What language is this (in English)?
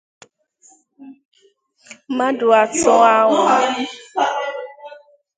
Igbo